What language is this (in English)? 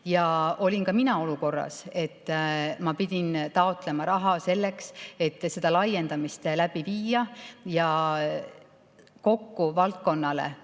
Estonian